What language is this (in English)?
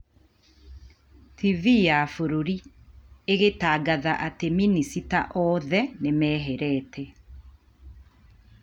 Kikuyu